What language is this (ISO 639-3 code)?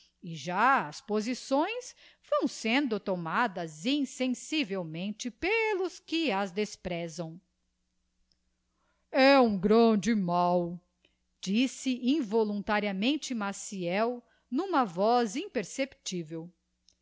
por